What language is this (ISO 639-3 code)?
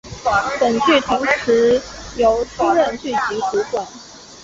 zho